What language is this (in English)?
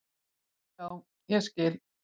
Icelandic